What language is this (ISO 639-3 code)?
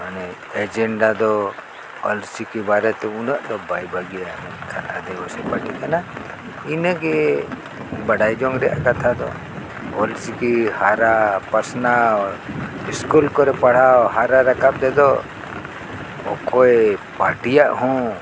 sat